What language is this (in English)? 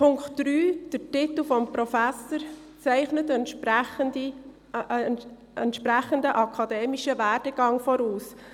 Swiss German